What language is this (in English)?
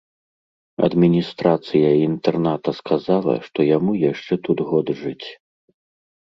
Belarusian